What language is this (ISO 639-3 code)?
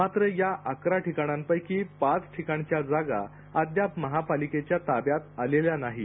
mar